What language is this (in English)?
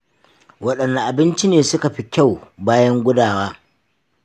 Hausa